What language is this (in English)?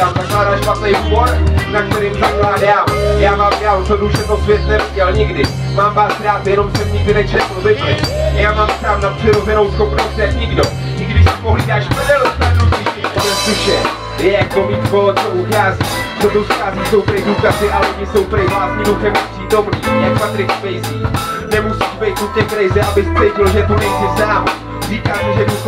Czech